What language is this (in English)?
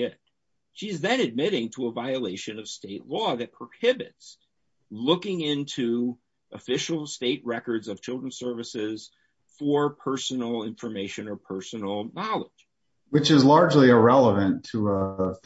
English